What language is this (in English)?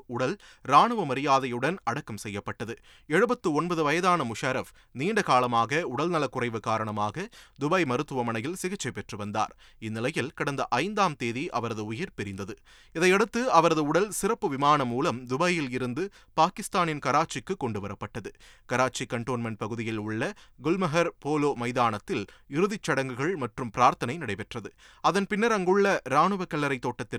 Tamil